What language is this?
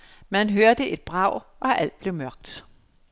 Danish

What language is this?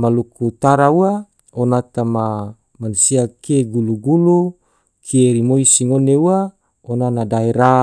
Tidore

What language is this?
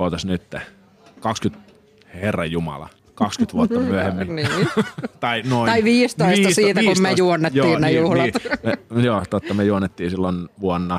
Finnish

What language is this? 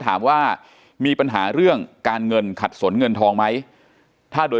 Thai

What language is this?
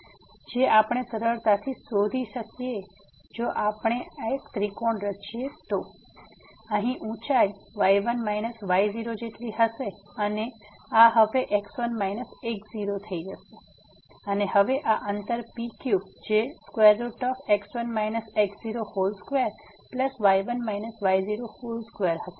Gujarati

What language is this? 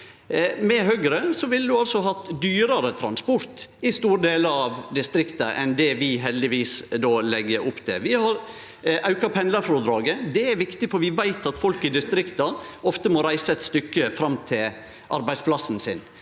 Norwegian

